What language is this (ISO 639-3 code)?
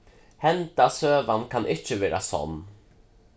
fao